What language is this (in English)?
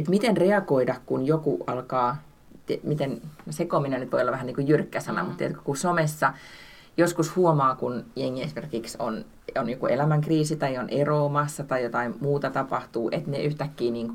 Finnish